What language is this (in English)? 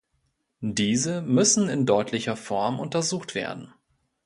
German